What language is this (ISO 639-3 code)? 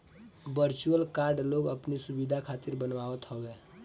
bho